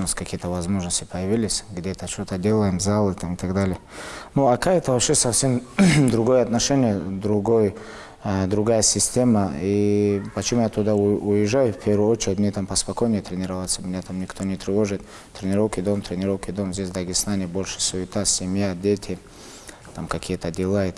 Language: Russian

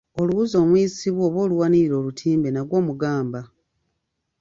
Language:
Ganda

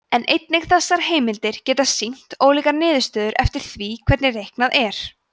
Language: Icelandic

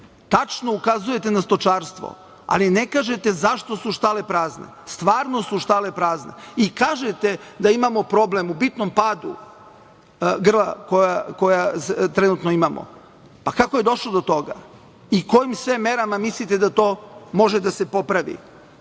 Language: Serbian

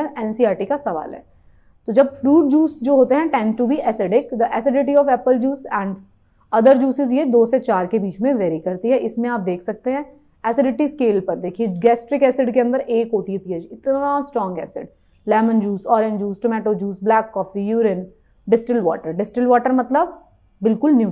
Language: Hindi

